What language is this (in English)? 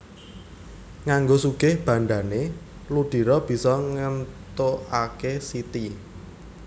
Javanese